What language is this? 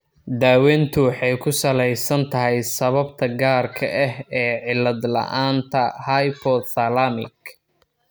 Somali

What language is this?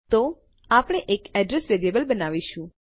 Gujarati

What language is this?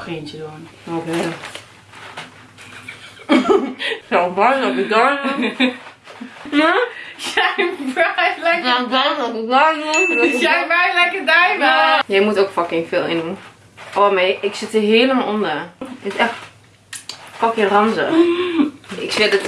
Dutch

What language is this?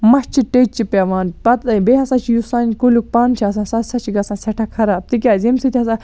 Kashmiri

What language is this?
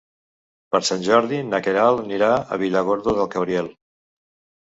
Catalan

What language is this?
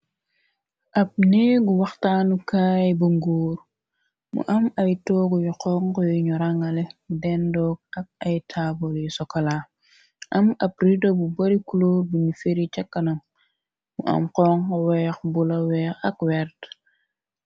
Wolof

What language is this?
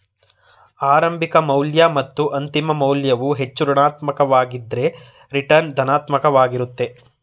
Kannada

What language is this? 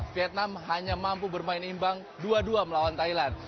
Indonesian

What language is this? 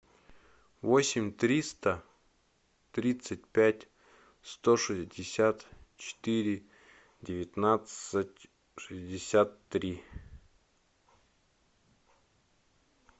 Russian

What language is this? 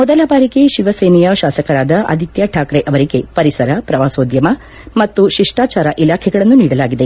Kannada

